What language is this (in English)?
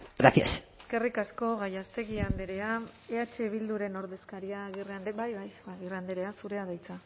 Basque